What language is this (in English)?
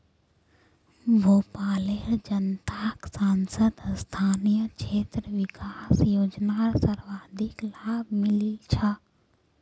Magahi